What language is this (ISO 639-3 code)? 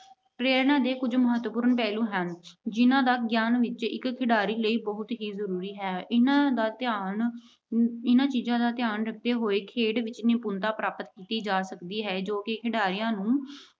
pan